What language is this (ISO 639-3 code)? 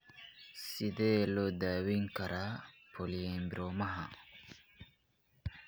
som